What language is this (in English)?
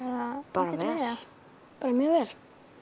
Icelandic